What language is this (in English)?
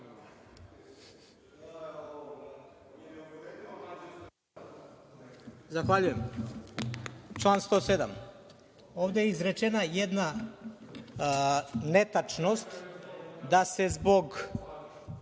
Serbian